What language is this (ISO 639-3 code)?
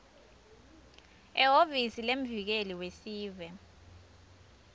ssw